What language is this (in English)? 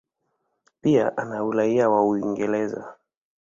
Swahili